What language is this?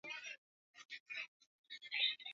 Swahili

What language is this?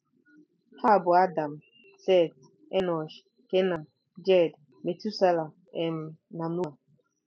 Igbo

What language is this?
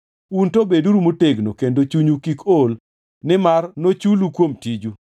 Luo (Kenya and Tanzania)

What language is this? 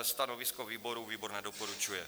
Czech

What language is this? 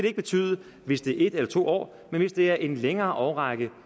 Danish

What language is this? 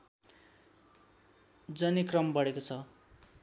Nepali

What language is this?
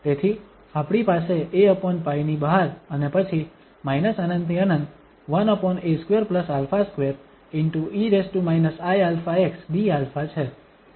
Gujarati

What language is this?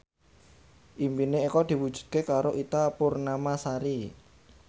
Javanese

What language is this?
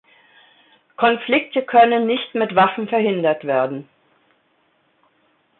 German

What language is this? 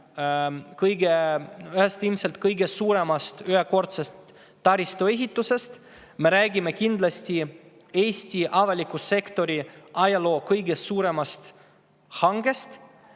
Estonian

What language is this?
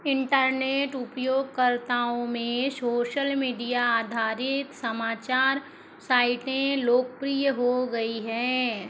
Hindi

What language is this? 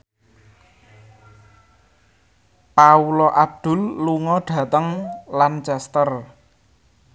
Javanese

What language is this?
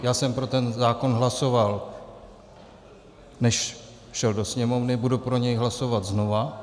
Czech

